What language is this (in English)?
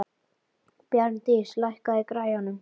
Icelandic